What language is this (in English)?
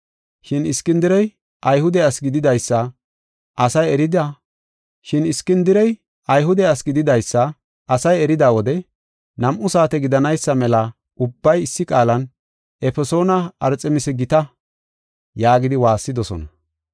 Gofa